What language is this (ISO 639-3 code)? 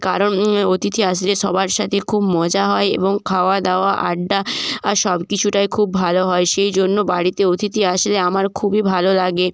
ben